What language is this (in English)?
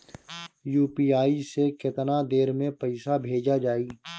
Bhojpuri